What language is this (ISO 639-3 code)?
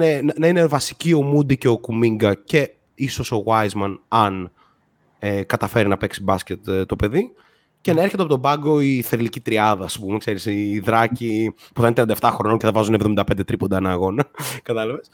ell